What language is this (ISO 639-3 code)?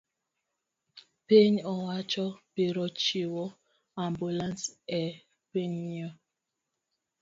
luo